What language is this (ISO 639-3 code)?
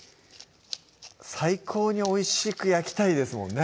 jpn